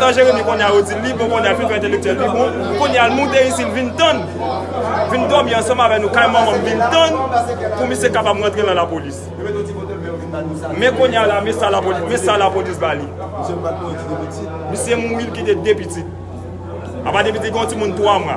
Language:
French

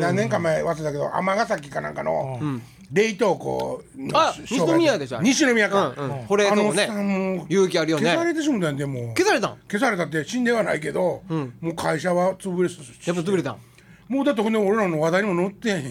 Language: Japanese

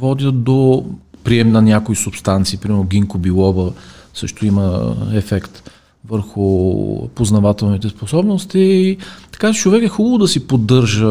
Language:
Bulgarian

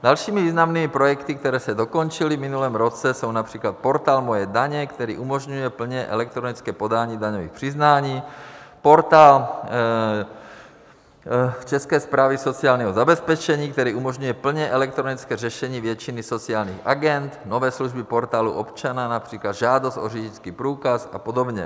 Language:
Czech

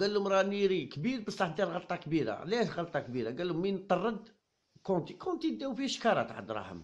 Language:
Arabic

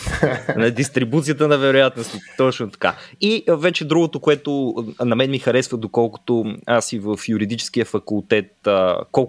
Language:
Bulgarian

